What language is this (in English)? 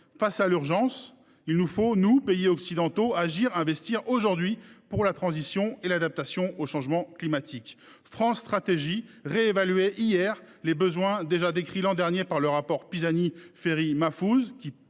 French